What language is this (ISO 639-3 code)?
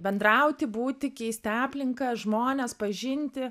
lit